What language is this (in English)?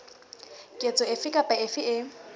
Southern Sotho